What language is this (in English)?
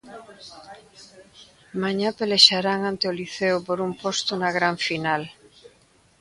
Galician